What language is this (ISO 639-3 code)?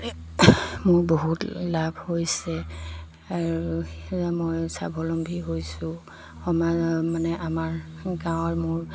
asm